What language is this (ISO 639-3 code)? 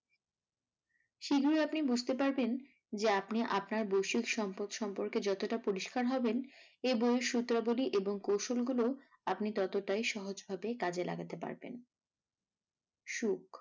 ben